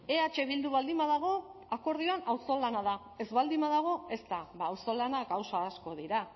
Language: Basque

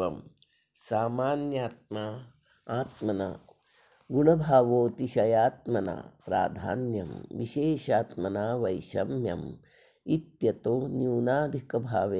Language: Sanskrit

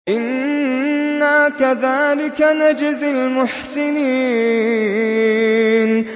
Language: Arabic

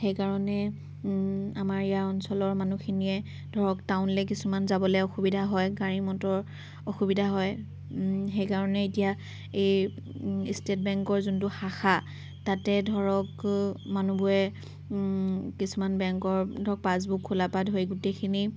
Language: Assamese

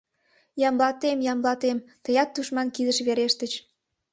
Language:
Mari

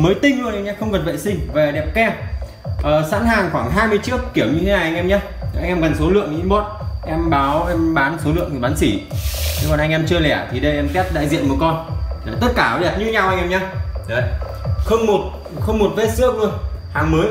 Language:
Vietnamese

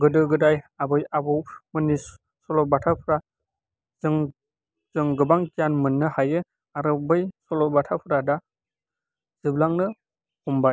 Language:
Bodo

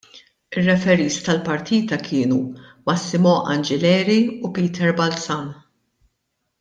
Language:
Maltese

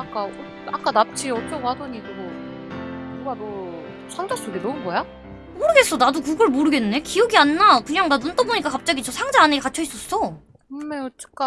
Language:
Korean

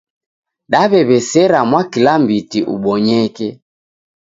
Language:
Taita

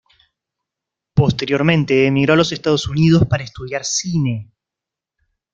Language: Spanish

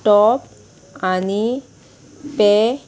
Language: Konkani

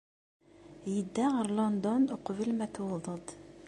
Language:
Kabyle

